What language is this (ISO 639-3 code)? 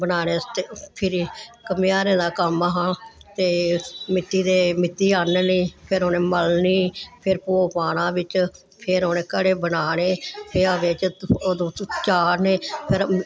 doi